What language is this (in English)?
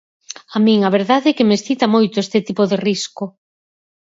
Galician